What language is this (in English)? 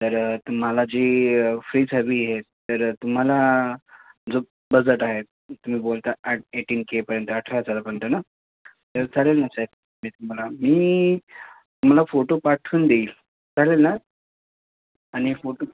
Marathi